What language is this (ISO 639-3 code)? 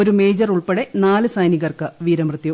mal